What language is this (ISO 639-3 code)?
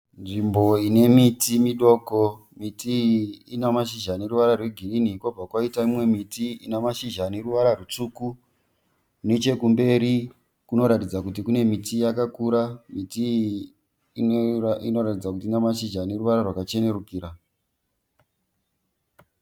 sna